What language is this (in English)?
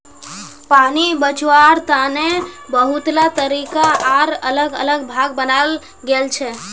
Magahi